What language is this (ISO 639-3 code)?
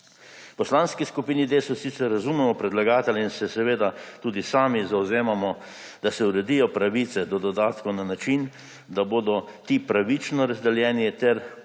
slv